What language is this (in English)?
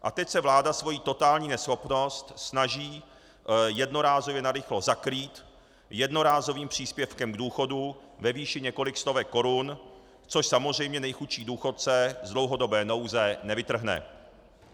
Czech